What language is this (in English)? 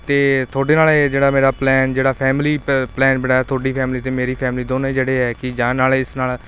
Punjabi